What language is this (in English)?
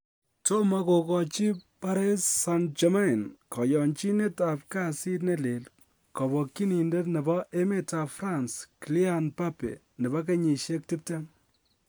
Kalenjin